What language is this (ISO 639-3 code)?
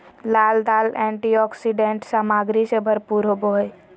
mag